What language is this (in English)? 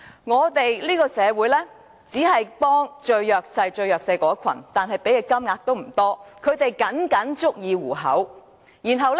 Cantonese